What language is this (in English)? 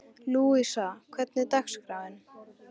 Icelandic